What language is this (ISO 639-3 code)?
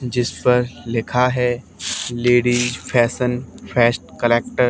hin